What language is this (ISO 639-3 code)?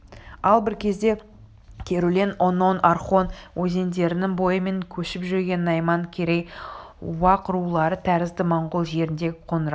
kaz